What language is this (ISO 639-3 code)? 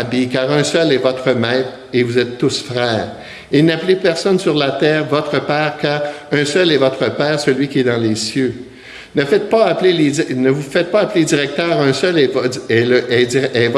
fra